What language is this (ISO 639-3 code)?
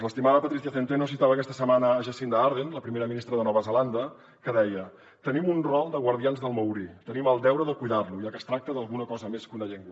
cat